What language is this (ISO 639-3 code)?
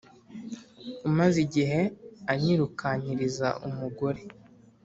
kin